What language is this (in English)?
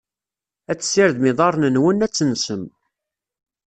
Kabyle